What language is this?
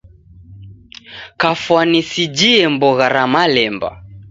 Taita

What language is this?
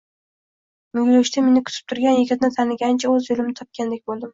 Uzbek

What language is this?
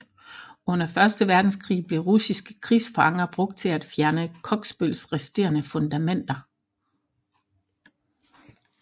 Danish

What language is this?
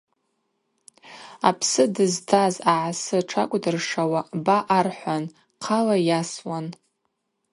Abaza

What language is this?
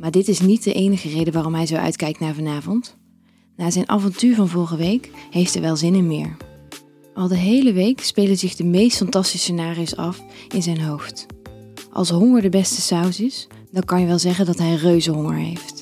Dutch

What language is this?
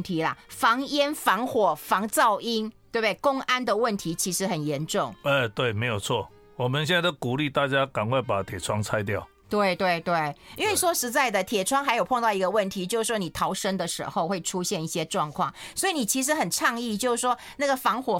Chinese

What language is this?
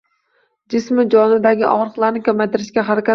Uzbek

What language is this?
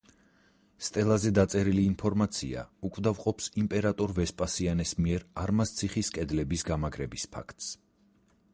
Georgian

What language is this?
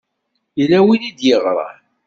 Kabyle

